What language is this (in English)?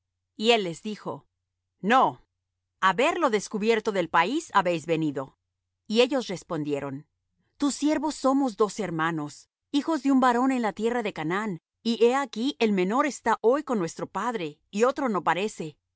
Spanish